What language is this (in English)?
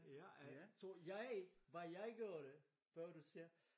Danish